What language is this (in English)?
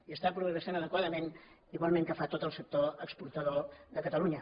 Catalan